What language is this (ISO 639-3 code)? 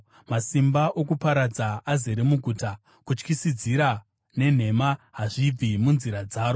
sna